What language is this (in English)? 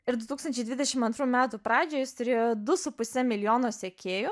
Lithuanian